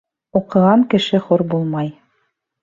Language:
Bashkir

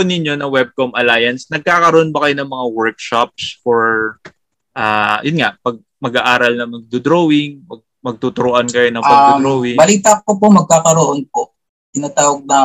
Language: Filipino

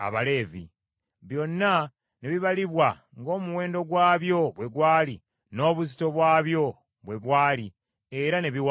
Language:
Ganda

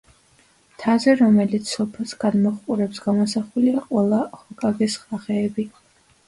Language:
Georgian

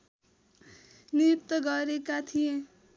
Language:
Nepali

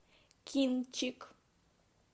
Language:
Russian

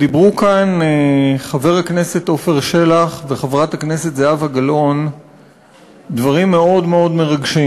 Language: Hebrew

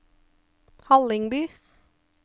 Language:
Norwegian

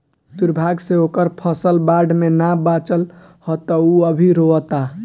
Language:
Bhojpuri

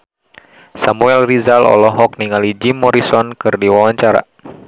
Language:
Sundanese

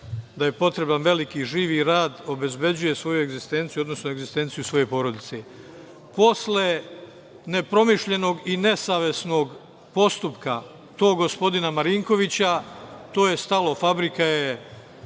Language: Serbian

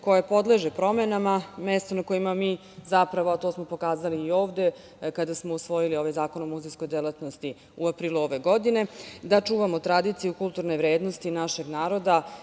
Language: Serbian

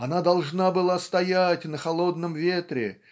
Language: Russian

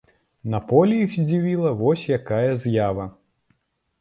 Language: Belarusian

